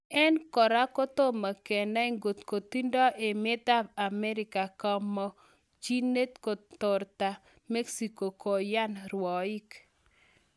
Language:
Kalenjin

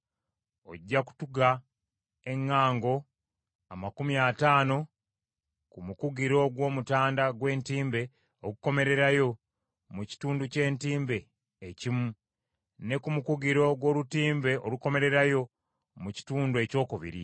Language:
Ganda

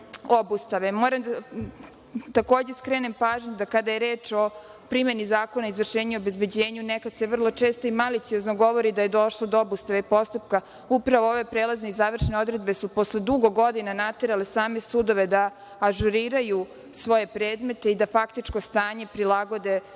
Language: Serbian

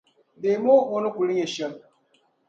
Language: Dagbani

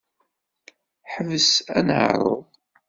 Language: Kabyle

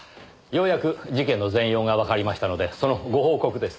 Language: Japanese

